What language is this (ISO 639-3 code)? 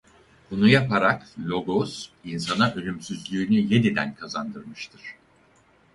tur